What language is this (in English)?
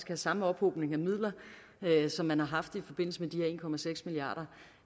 Danish